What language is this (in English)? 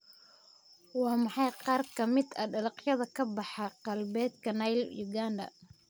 Somali